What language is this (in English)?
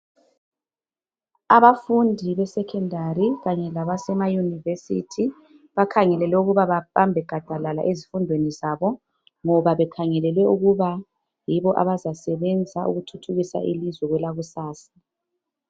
North Ndebele